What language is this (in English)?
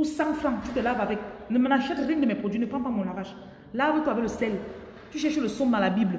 French